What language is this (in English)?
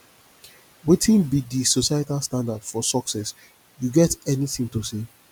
Nigerian Pidgin